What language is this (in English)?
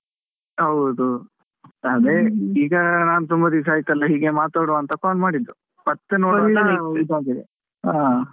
Kannada